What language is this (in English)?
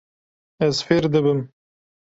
Kurdish